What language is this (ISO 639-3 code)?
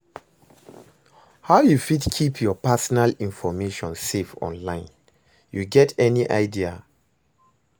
pcm